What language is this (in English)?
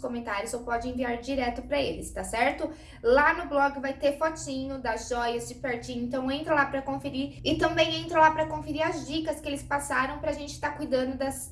Portuguese